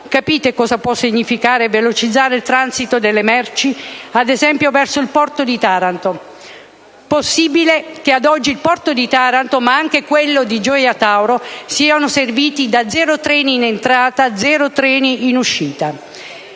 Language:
Italian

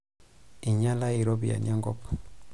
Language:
Masai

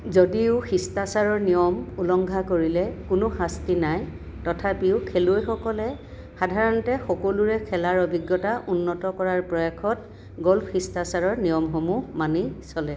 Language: Assamese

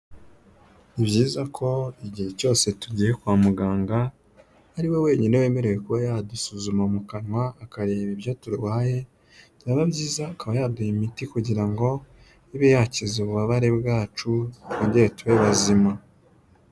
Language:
Kinyarwanda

